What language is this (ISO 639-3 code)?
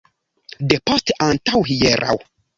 epo